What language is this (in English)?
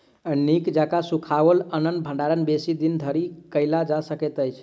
Maithili